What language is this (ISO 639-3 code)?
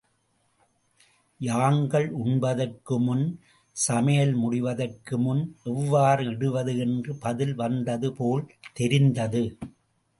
tam